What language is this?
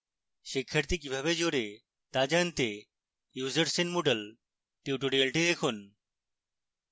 Bangla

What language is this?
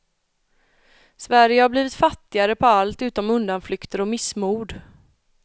Swedish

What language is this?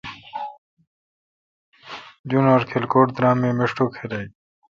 Kalkoti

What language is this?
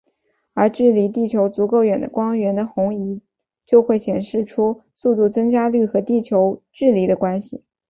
Chinese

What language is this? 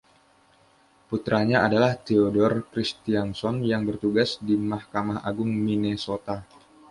Indonesian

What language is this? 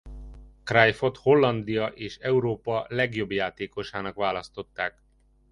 Hungarian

